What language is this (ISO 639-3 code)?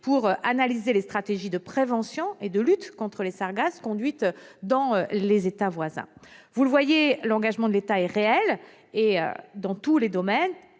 fra